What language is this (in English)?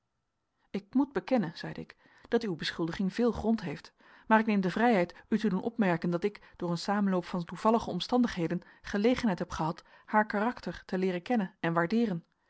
Dutch